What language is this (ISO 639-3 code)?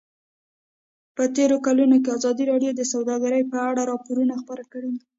pus